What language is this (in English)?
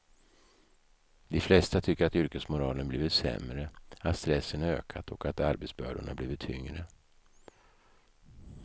Swedish